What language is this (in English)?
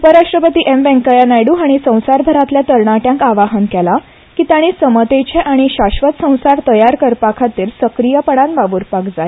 Konkani